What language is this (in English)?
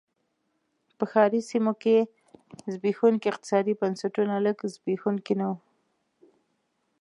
Pashto